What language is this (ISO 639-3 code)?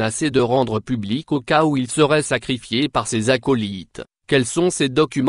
fra